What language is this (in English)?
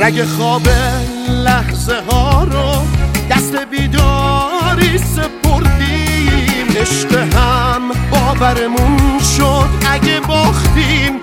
Persian